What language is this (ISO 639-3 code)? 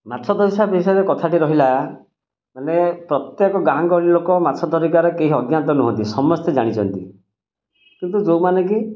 ori